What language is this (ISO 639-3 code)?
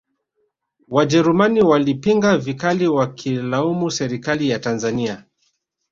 swa